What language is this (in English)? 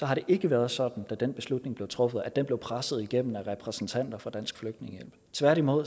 Danish